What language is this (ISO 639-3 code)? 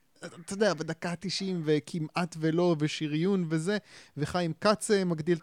heb